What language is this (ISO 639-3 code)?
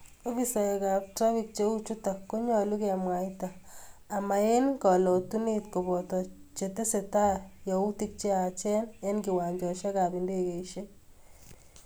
kln